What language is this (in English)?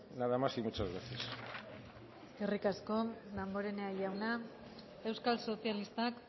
Basque